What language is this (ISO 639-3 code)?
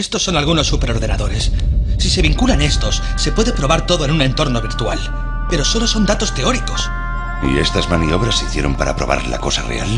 spa